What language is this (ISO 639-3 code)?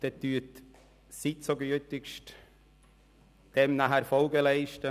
gsw